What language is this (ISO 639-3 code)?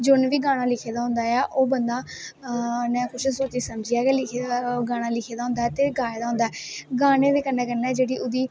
doi